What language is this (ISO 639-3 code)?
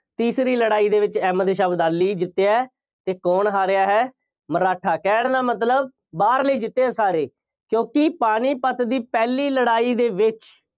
pan